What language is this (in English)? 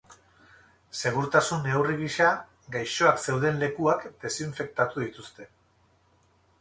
Basque